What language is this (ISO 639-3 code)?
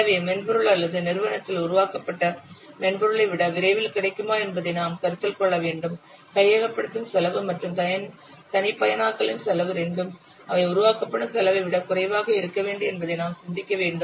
tam